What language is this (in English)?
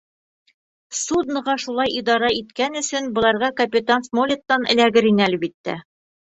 Bashkir